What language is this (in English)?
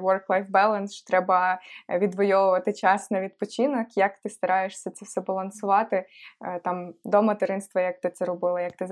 Ukrainian